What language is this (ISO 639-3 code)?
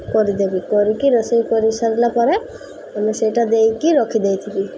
ori